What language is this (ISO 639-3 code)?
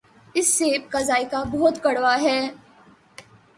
urd